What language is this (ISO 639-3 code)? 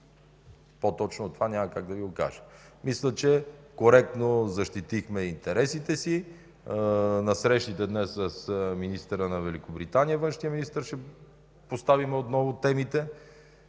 bul